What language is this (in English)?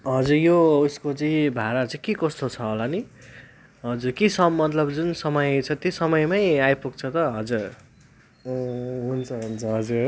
Nepali